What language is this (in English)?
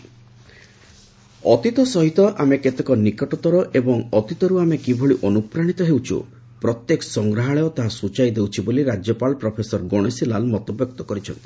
Odia